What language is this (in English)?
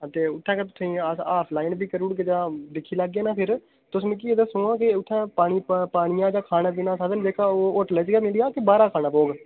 Dogri